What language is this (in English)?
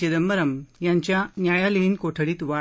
Marathi